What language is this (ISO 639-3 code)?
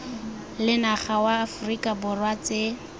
tsn